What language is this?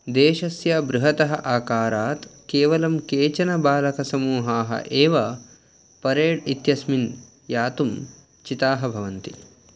Sanskrit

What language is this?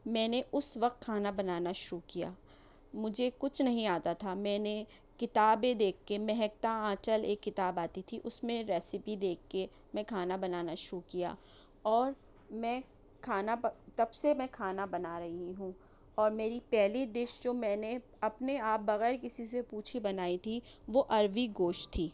Urdu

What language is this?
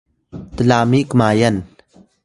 Atayal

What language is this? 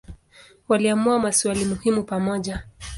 Swahili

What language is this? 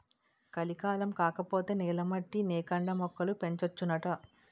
Telugu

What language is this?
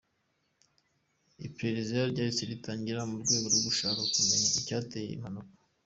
Kinyarwanda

